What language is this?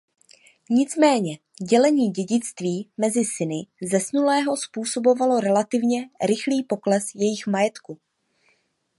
Czech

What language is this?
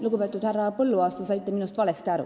Estonian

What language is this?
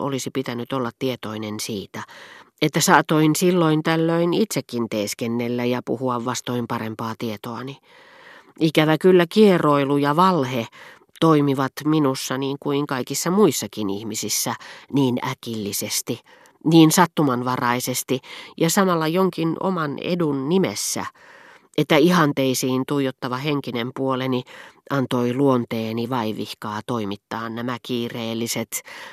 Finnish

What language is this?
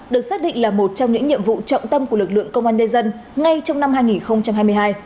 Vietnamese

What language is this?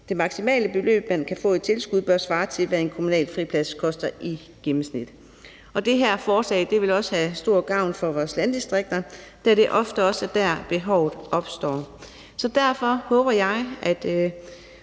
Danish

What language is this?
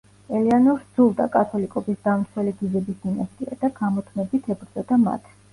Georgian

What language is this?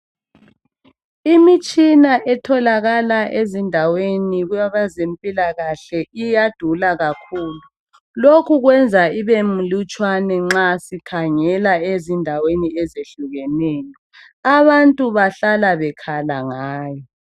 North Ndebele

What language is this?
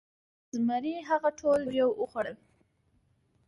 Pashto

